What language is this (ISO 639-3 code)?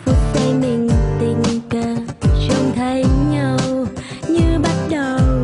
vie